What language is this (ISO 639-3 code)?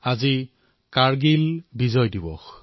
asm